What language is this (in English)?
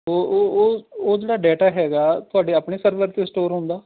Punjabi